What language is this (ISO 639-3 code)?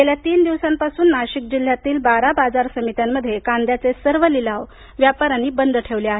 mar